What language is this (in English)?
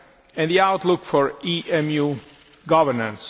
English